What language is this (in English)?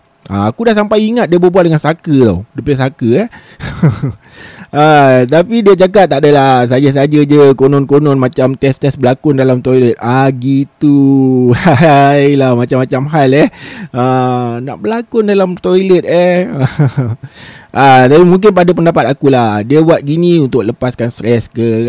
Malay